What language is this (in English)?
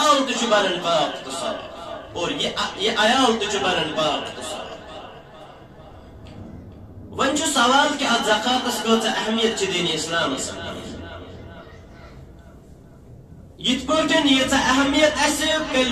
Arabic